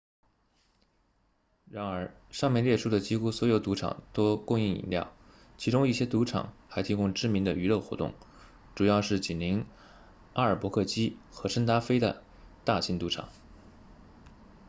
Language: Chinese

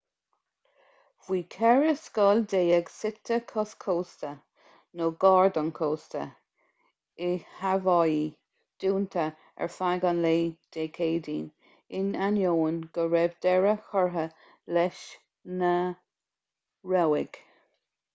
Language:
Irish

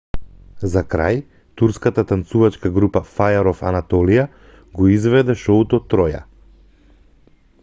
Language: Macedonian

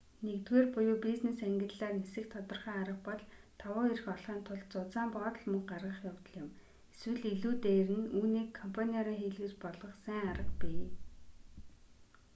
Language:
Mongolian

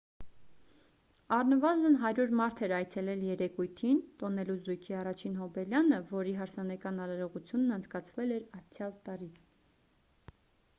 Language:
Armenian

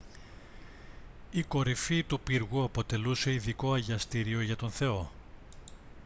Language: Greek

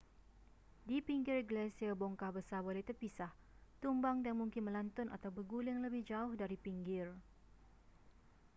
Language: Malay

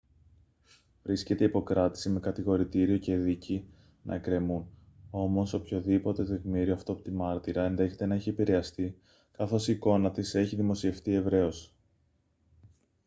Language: Greek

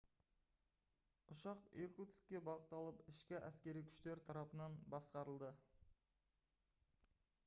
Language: Kazakh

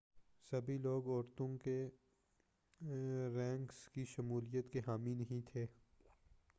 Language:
Urdu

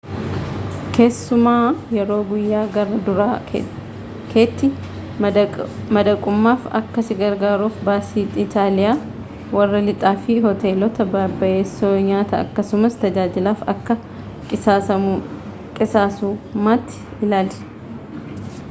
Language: Oromo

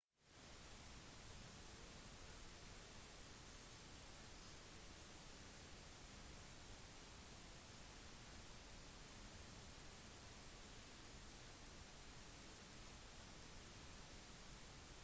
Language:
Norwegian Bokmål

